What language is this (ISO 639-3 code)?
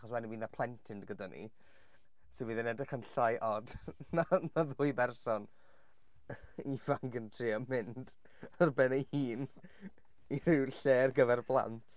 cym